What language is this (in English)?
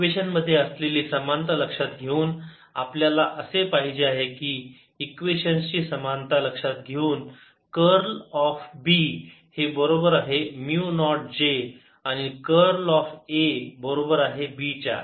Marathi